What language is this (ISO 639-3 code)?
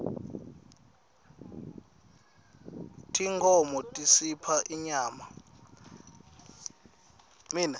ssw